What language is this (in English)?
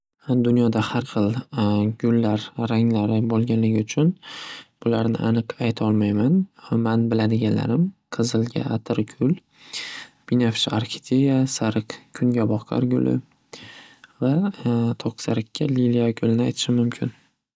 Uzbek